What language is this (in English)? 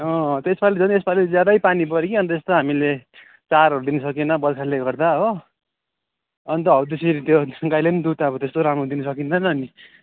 Nepali